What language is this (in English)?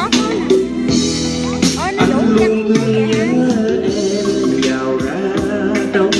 Vietnamese